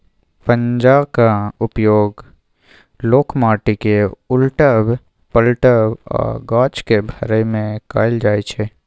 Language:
Maithili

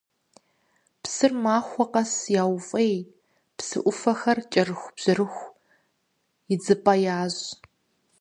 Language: Kabardian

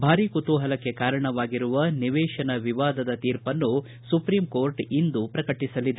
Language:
Kannada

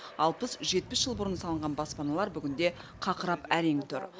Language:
Kazakh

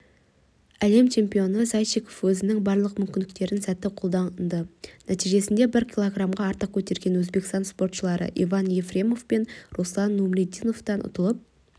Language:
Kazakh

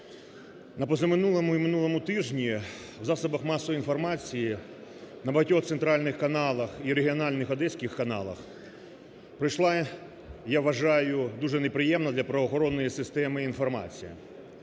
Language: Ukrainian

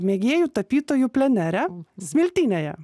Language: Lithuanian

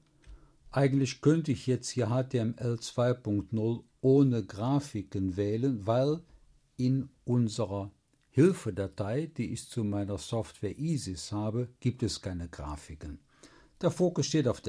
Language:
German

